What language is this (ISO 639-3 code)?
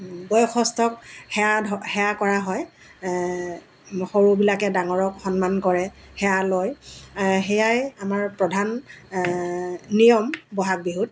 asm